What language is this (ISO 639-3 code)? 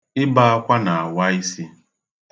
ibo